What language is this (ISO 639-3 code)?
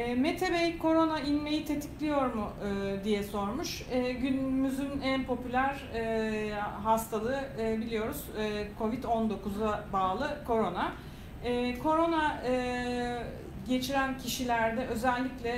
tur